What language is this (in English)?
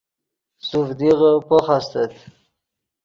Yidgha